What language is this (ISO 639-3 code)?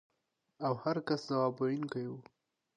pus